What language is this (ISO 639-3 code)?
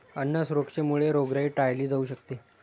mar